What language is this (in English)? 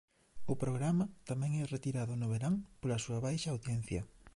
Galician